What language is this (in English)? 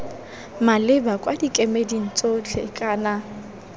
Tswana